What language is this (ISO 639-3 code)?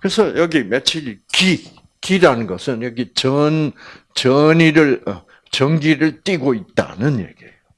kor